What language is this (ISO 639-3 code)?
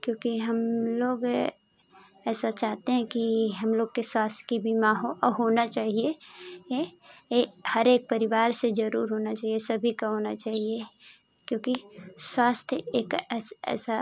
hin